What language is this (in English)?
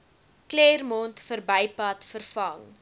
Afrikaans